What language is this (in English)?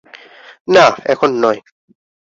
Bangla